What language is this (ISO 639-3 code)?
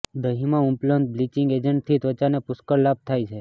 guj